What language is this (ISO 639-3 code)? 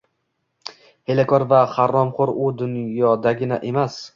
uzb